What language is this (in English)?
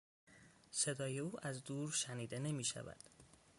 Persian